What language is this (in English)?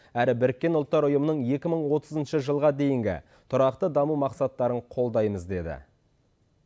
Kazakh